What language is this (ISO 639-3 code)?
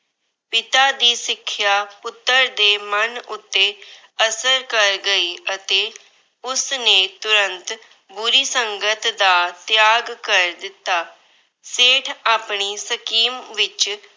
pan